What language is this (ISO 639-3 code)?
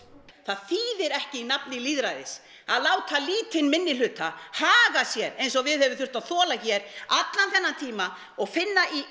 isl